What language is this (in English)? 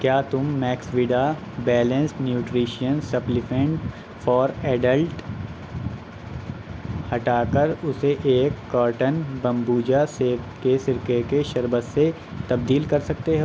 Urdu